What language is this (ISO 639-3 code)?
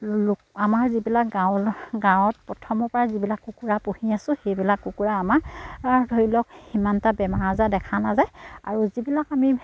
asm